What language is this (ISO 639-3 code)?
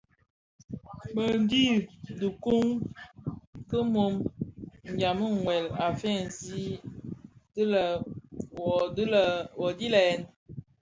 ksf